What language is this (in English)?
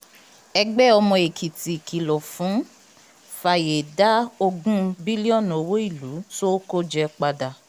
Yoruba